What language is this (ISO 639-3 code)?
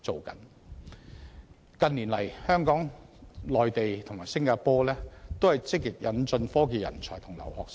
yue